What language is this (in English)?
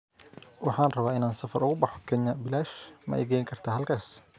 Somali